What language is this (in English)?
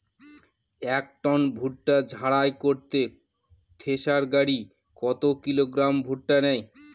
Bangla